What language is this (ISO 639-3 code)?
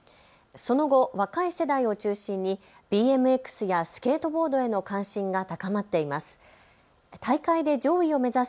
jpn